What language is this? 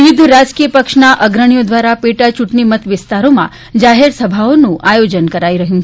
Gujarati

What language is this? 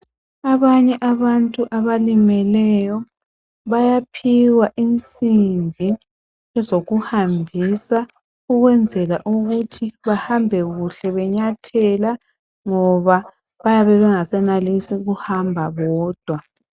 North Ndebele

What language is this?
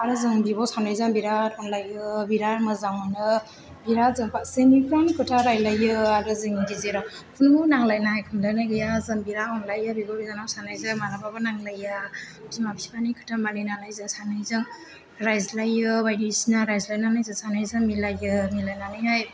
Bodo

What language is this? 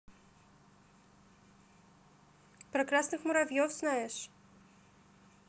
Russian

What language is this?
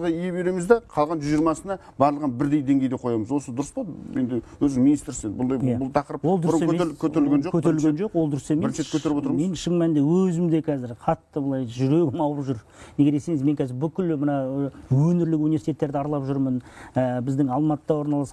Turkish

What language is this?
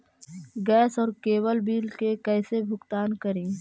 Magahi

